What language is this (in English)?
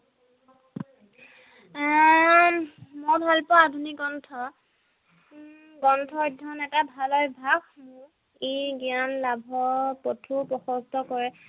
Assamese